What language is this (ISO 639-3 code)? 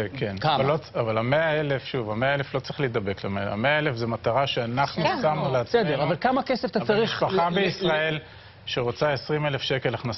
heb